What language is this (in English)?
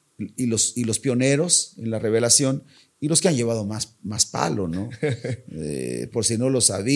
Spanish